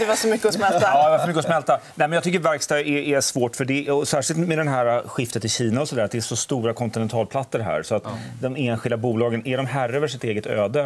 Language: Swedish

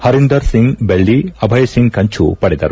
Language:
Kannada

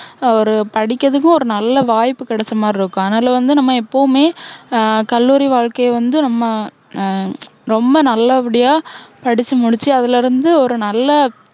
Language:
Tamil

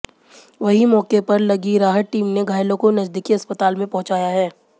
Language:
Hindi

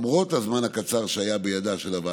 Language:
Hebrew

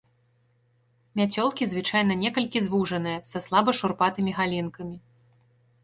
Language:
Belarusian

